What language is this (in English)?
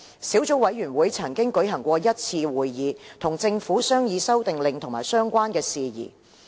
Cantonese